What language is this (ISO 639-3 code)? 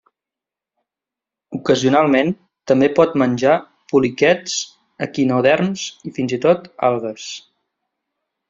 cat